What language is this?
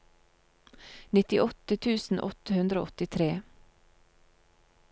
Norwegian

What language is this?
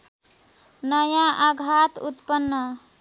Nepali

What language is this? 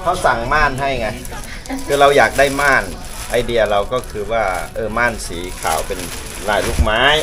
Thai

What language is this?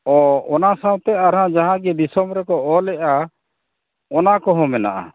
Santali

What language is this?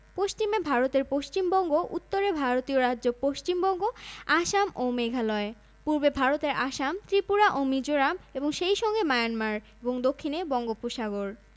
Bangla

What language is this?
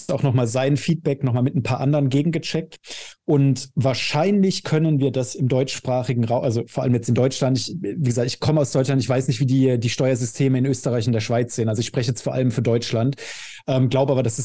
German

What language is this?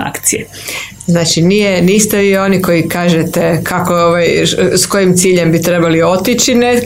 Croatian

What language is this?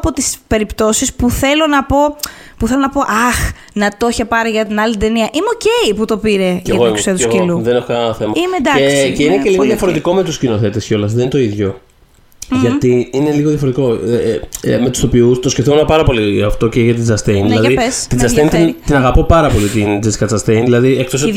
Greek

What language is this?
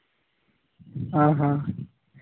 Santali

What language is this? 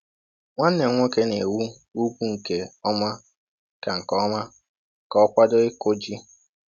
Igbo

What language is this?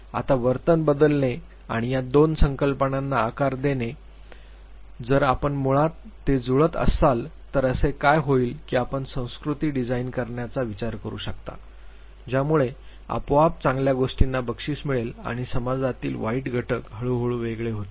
Marathi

